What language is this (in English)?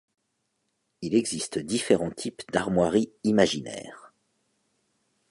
French